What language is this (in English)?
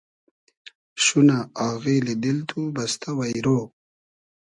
Hazaragi